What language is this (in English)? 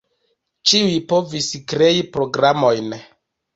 Esperanto